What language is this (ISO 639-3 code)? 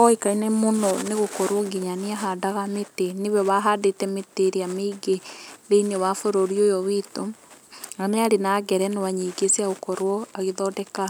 kik